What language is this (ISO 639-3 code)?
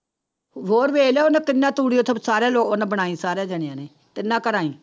pan